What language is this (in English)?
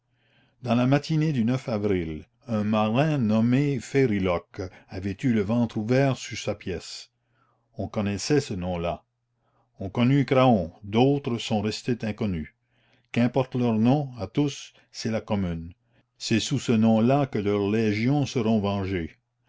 French